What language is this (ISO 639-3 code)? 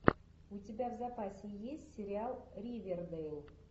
rus